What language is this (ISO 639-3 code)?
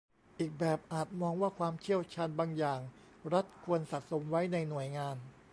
tha